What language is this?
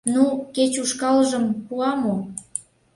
Mari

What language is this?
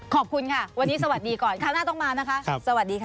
Thai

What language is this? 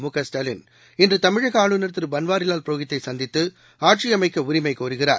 Tamil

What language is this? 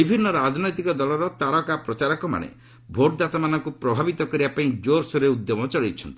Odia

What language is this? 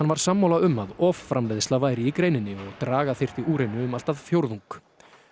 Icelandic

